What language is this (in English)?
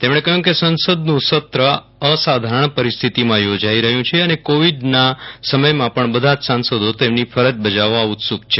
Gujarati